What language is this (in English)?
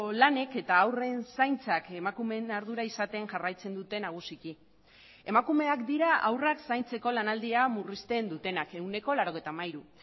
Basque